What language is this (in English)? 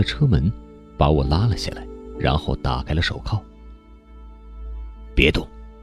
Chinese